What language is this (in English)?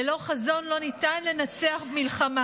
Hebrew